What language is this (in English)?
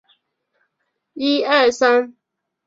Chinese